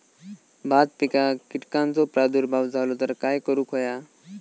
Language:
Marathi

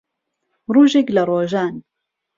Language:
Central Kurdish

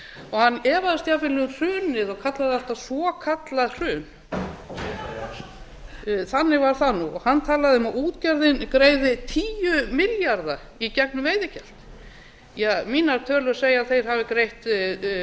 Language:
Icelandic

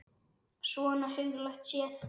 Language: Icelandic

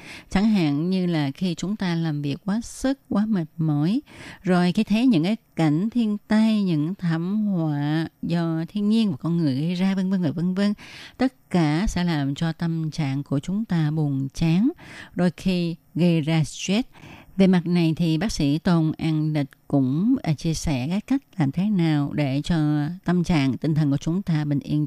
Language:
Vietnamese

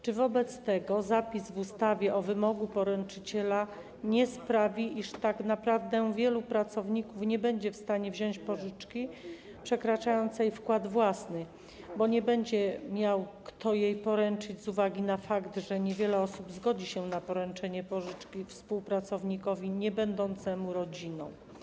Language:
Polish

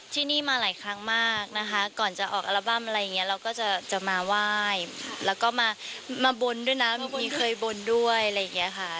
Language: Thai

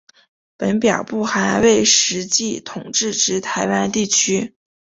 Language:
Chinese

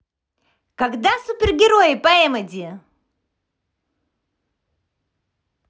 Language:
Russian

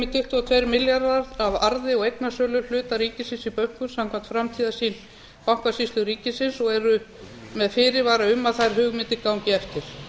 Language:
Icelandic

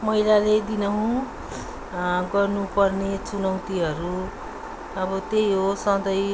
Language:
Nepali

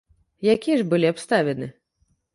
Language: Belarusian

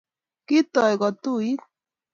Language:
Kalenjin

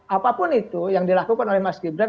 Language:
Indonesian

